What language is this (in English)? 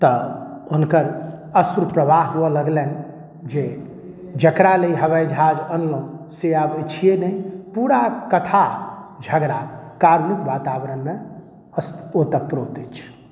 Maithili